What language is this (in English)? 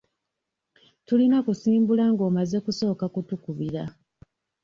Ganda